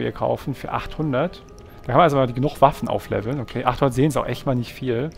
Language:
German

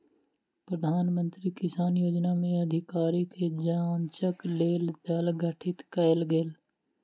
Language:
Maithili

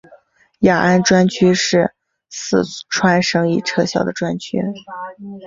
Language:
Chinese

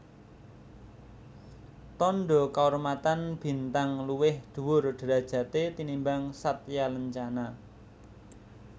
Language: Javanese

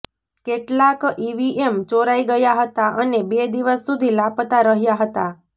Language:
Gujarati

